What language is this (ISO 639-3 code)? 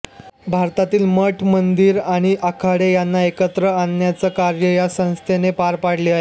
mar